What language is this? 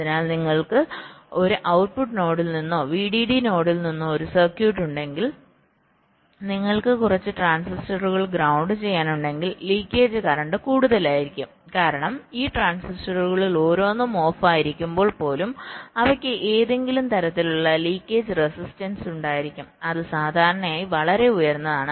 Malayalam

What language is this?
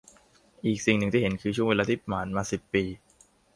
Thai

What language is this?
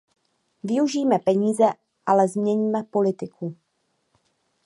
Czech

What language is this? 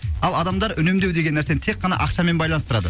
Kazakh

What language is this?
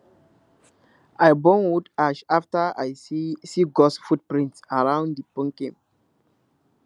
Nigerian Pidgin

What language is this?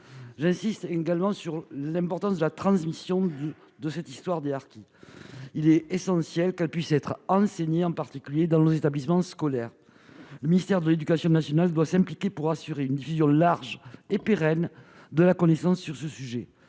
French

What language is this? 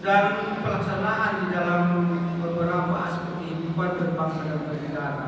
Indonesian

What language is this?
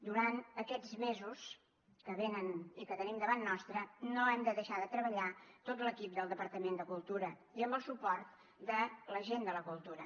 Catalan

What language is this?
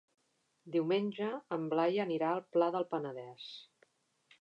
Catalan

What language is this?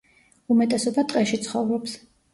Georgian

